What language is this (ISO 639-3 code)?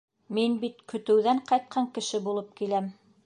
bak